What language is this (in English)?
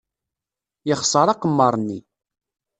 Kabyle